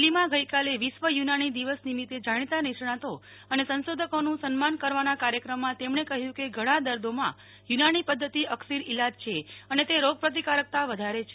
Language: Gujarati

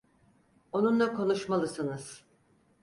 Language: Turkish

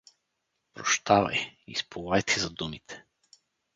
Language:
Bulgarian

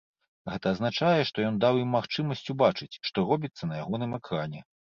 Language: Belarusian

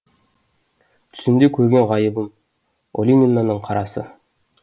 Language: Kazakh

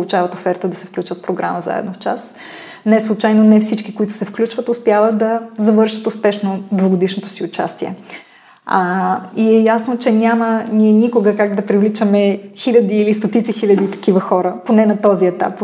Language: Bulgarian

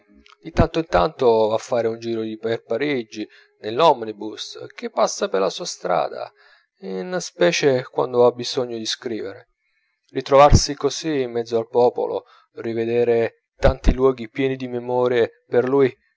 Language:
Italian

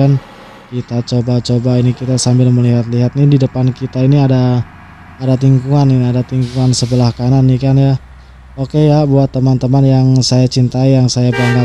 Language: Indonesian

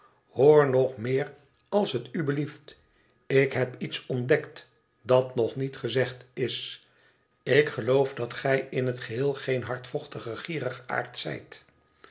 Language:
Dutch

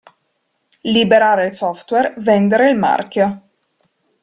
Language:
Italian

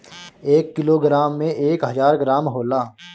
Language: Bhojpuri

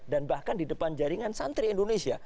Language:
Indonesian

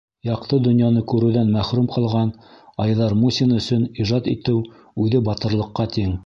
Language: Bashkir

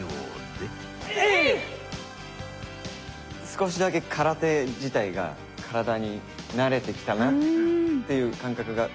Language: Japanese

